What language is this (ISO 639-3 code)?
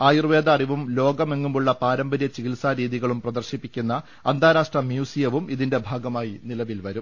mal